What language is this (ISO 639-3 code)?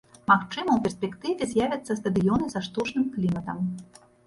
bel